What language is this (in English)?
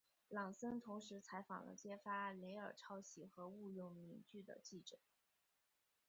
Chinese